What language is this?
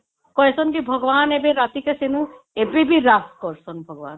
Odia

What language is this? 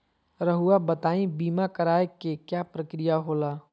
Magahi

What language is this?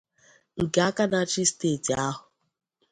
Igbo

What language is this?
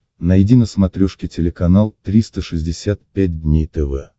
Russian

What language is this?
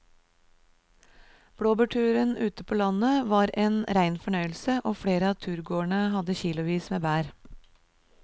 Norwegian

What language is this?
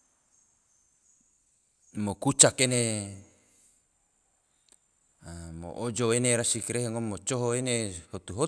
Tidore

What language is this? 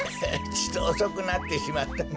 Japanese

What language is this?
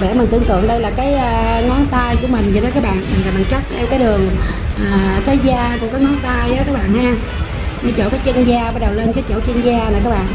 Vietnamese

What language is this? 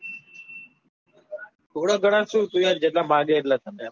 Gujarati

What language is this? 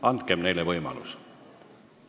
Estonian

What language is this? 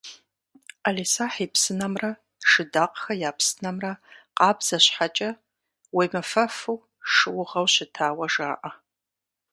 Kabardian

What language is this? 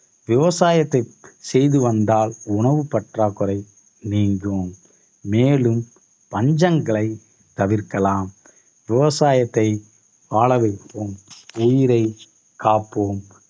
Tamil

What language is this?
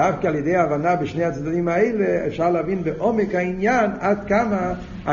Hebrew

